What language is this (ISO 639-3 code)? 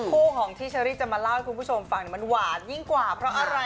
tha